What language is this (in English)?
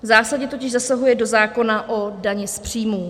Czech